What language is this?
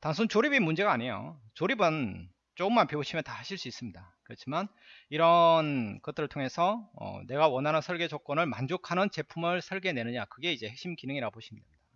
Korean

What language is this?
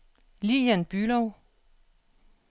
Danish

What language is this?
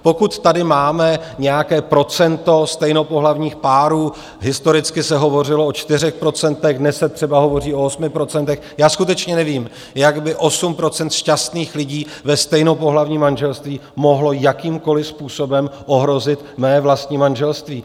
Czech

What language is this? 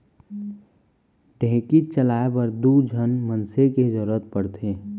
Chhattisgarhi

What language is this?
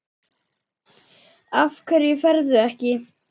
Icelandic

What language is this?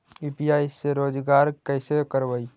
Magahi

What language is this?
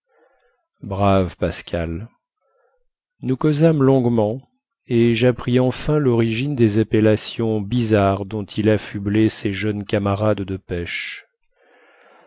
French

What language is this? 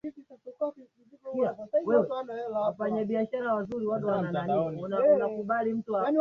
Swahili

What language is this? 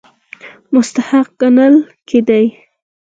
Pashto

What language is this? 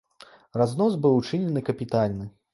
Belarusian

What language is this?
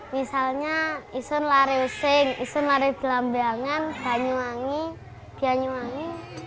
Indonesian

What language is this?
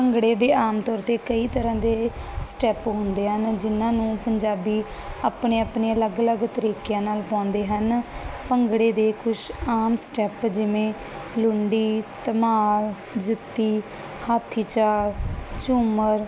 Punjabi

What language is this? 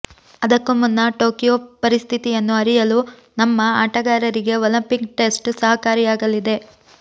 Kannada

